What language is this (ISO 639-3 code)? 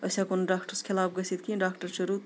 kas